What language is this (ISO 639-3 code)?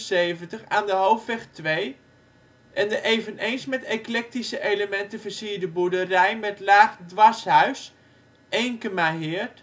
nld